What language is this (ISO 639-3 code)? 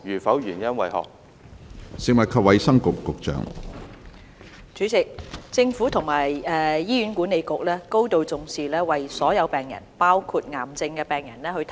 yue